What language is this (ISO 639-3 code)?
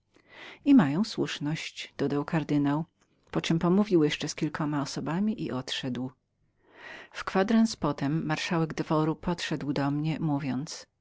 pol